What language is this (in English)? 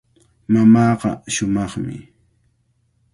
Cajatambo North Lima Quechua